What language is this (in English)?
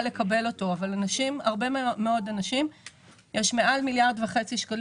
Hebrew